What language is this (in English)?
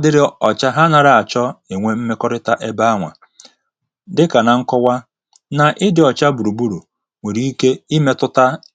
Igbo